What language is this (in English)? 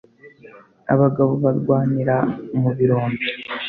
Kinyarwanda